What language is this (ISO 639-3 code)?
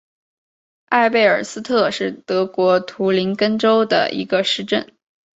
zho